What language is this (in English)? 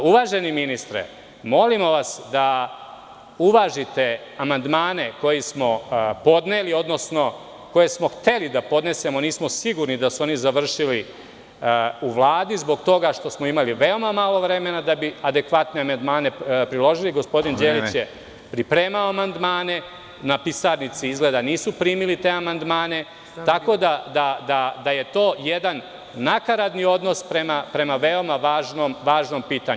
Serbian